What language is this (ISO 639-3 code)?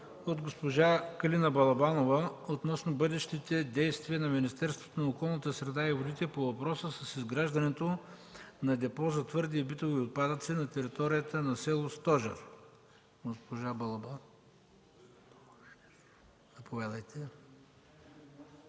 bul